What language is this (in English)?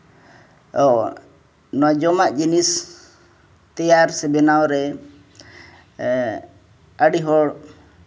Santali